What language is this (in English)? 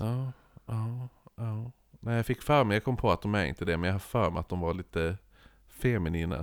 Swedish